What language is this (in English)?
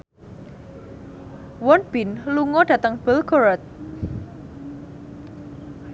Javanese